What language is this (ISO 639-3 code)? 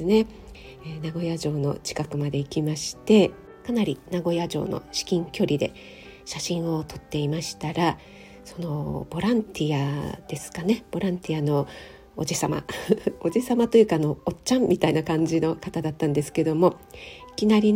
jpn